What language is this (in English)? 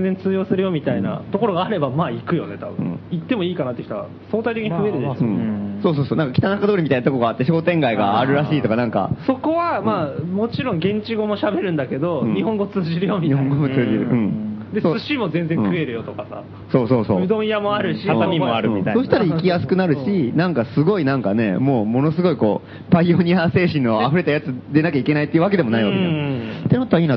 Japanese